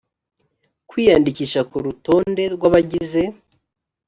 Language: Kinyarwanda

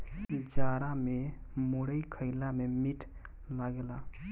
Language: Bhojpuri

